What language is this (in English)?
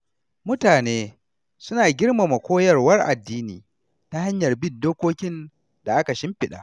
Hausa